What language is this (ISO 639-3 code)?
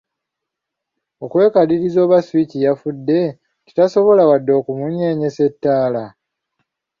lug